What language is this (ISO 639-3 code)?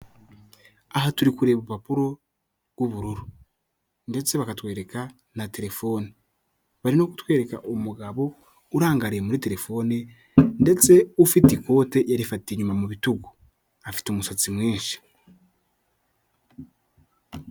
kin